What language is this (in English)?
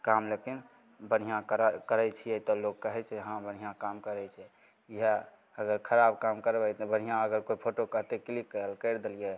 Maithili